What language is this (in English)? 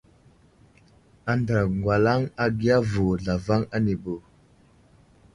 Wuzlam